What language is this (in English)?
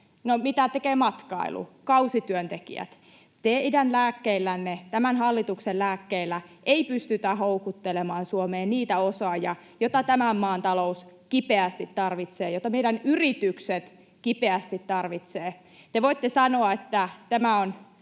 Finnish